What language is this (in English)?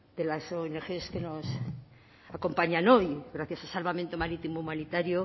Spanish